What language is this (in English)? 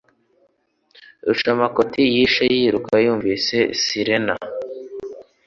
Kinyarwanda